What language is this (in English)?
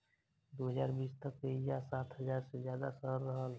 Bhojpuri